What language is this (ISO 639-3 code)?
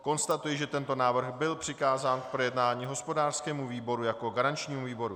ces